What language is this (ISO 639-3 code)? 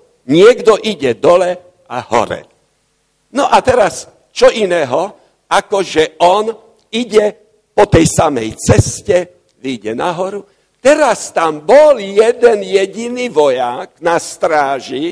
slk